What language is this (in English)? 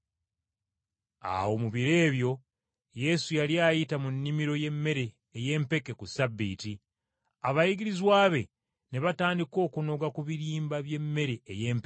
Ganda